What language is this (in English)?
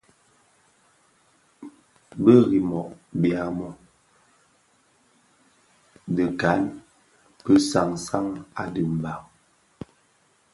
Bafia